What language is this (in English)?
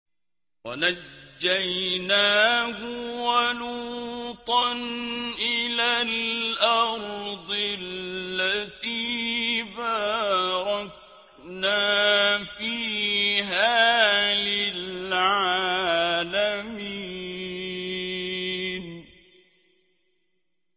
Arabic